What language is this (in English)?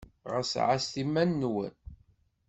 Kabyle